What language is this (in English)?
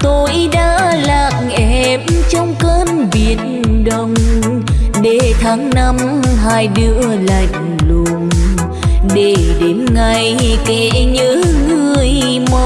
Vietnamese